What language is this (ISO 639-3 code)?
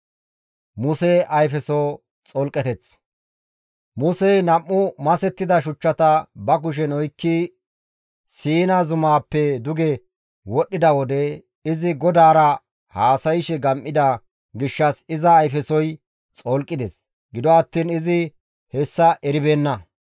gmv